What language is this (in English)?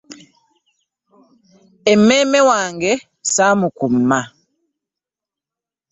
Ganda